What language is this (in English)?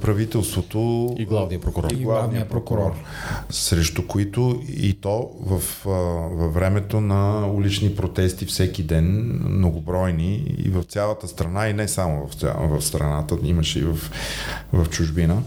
Bulgarian